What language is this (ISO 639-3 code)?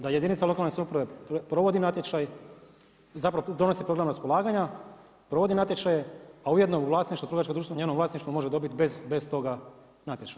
hrv